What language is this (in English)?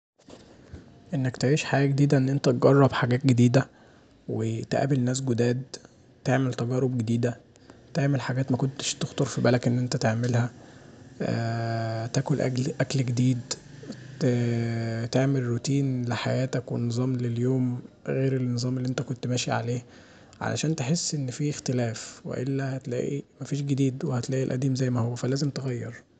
Egyptian Arabic